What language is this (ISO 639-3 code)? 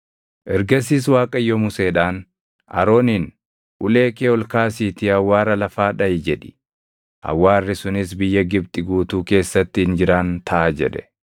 orm